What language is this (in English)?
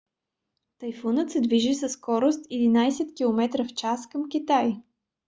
Bulgarian